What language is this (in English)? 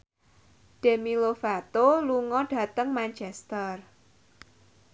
Javanese